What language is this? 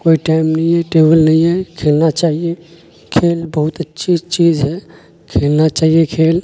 Urdu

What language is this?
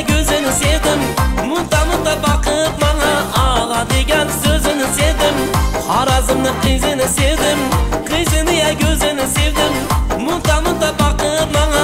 Turkish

